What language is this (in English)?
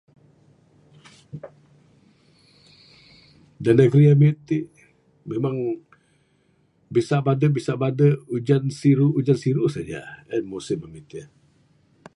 Bukar-Sadung Bidayuh